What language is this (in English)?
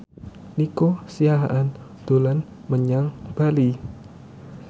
Javanese